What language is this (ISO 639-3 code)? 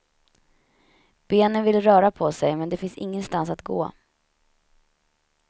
swe